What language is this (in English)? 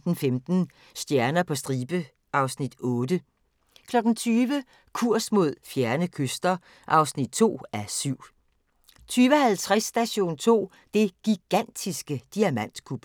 Danish